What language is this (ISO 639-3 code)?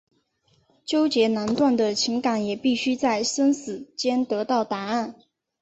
zho